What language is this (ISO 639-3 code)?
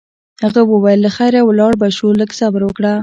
pus